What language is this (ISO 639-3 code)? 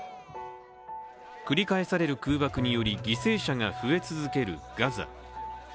jpn